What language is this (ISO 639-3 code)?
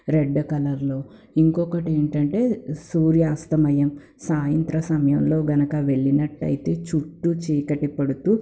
tel